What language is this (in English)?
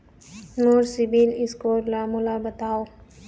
Chhattisgarhi